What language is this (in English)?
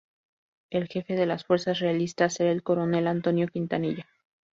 Spanish